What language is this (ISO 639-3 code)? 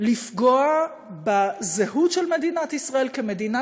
heb